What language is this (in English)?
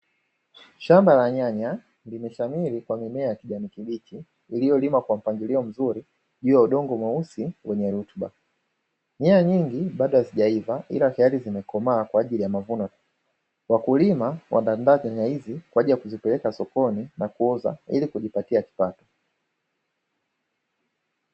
Swahili